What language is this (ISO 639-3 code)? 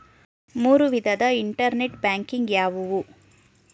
kan